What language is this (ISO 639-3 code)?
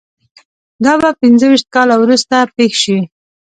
pus